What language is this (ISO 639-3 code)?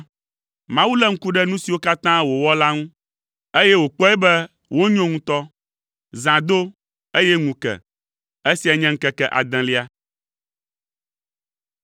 ewe